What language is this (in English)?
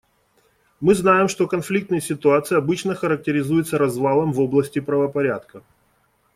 Russian